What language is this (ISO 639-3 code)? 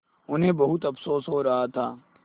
hin